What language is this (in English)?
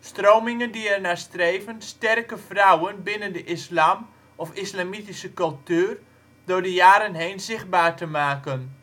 Dutch